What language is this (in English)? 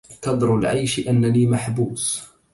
Arabic